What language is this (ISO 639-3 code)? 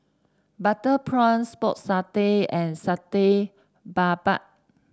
eng